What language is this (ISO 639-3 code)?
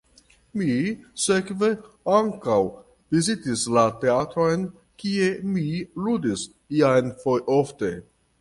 epo